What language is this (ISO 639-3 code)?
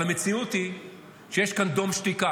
heb